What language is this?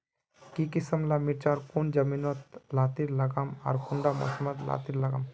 Magahi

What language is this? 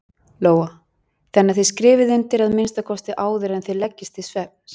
Icelandic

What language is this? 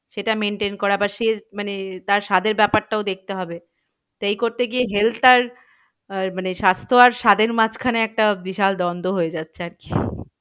Bangla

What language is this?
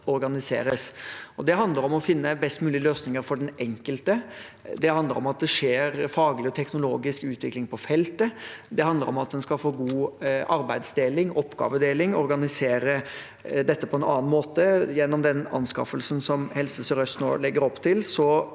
Norwegian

